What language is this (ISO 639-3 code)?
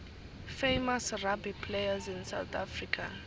ssw